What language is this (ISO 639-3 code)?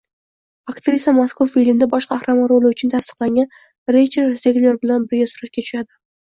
uzb